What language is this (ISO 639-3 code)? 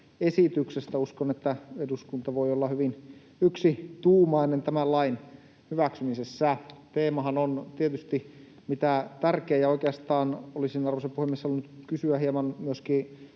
fin